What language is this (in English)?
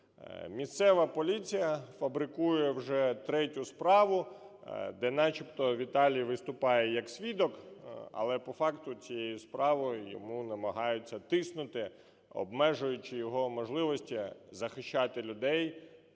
Ukrainian